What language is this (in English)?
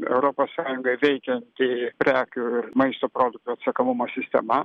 Lithuanian